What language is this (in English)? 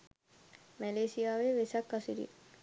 Sinhala